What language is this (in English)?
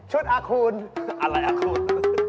Thai